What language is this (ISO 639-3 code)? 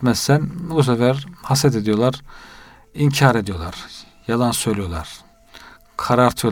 tur